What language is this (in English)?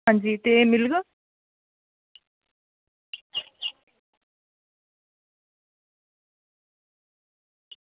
Dogri